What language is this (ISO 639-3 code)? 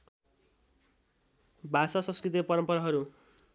nep